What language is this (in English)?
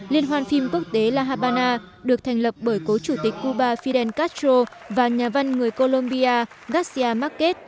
Vietnamese